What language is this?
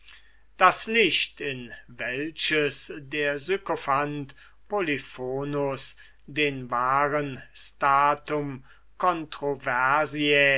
German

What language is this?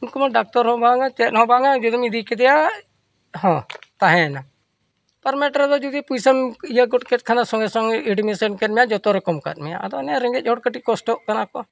Santali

